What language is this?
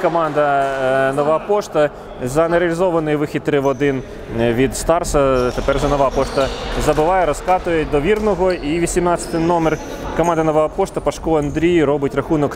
Ukrainian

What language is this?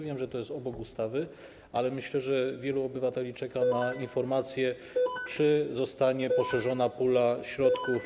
Polish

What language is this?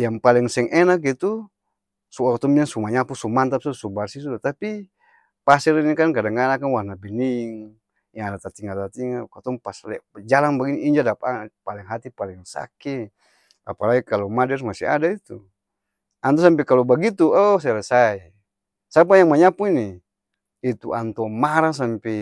Ambonese Malay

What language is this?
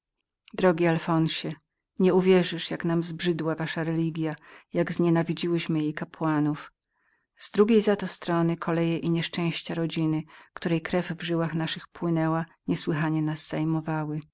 Polish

